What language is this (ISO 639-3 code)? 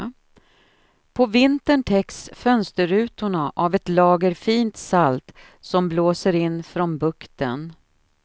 swe